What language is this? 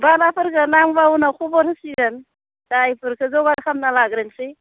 Bodo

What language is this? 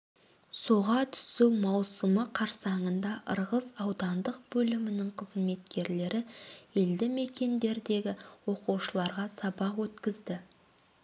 Kazakh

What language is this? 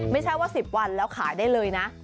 Thai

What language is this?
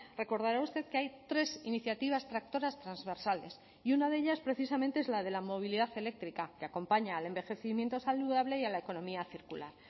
Spanish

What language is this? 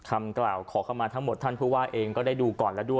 Thai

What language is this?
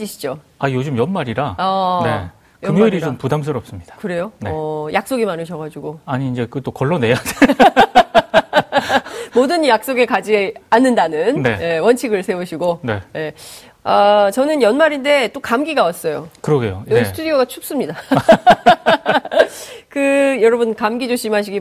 Korean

